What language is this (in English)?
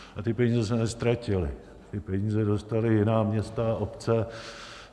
Czech